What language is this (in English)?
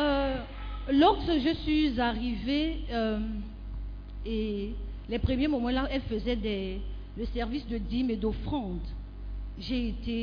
French